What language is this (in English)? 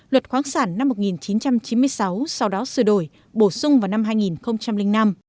Vietnamese